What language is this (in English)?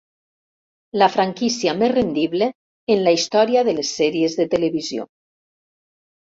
Catalan